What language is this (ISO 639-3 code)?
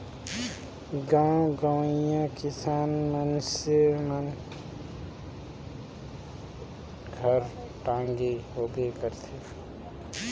hne